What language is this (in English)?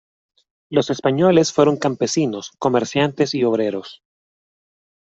Spanish